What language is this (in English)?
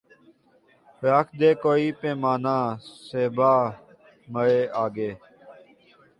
Urdu